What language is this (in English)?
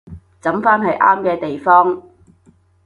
Cantonese